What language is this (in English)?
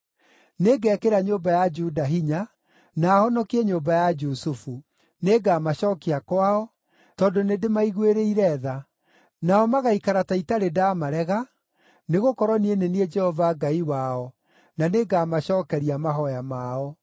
Kikuyu